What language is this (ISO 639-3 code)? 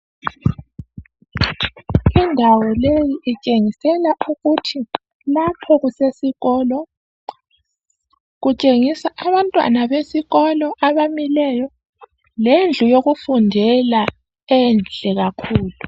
nde